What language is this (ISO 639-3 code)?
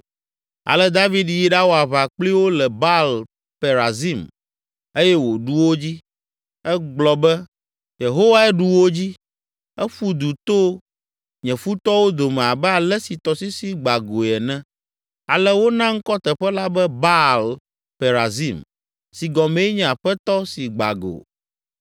ewe